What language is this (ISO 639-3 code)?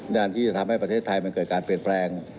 tha